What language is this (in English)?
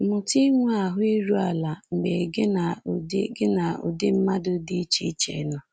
Igbo